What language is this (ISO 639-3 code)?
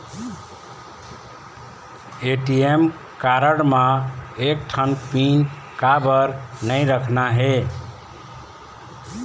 hne